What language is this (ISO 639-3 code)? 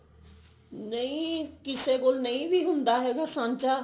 pan